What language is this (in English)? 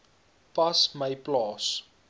Afrikaans